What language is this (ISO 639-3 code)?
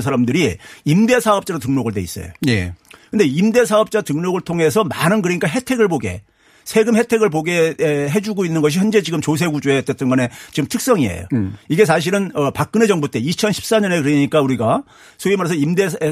kor